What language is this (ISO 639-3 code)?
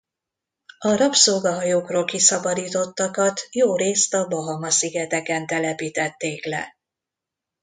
hun